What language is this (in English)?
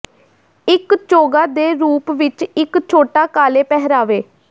Punjabi